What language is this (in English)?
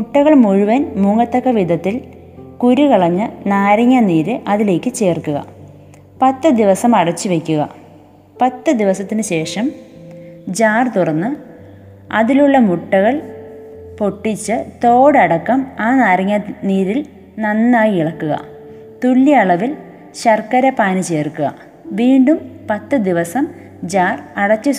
Malayalam